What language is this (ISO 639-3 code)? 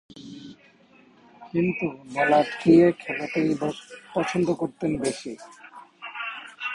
ben